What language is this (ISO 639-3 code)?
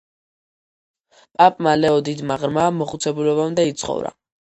kat